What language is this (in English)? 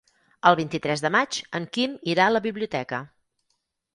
Catalan